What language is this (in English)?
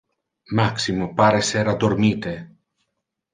Interlingua